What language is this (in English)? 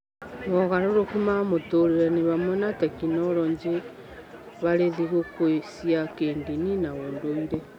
Kikuyu